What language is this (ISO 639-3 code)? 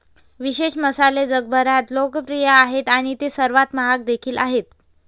mar